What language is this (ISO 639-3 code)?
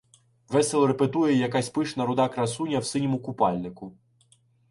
ukr